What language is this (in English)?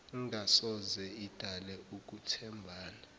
Zulu